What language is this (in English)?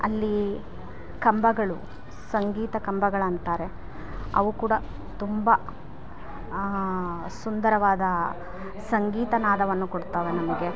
Kannada